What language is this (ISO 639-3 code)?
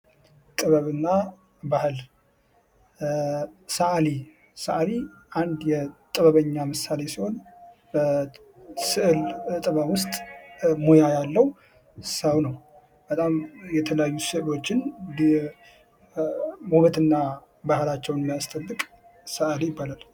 amh